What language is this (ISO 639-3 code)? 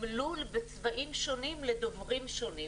heb